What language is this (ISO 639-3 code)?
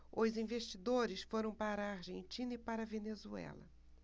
por